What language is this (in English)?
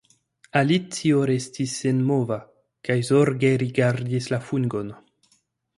Esperanto